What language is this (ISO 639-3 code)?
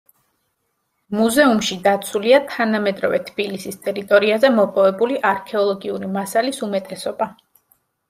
kat